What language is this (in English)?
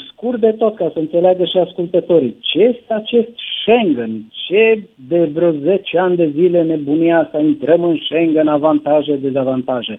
Romanian